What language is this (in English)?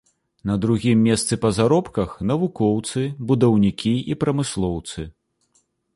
Belarusian